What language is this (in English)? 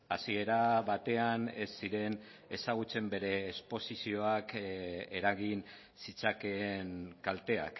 Basque